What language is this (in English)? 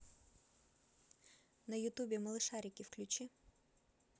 Russian